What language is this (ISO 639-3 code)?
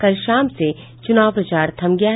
hin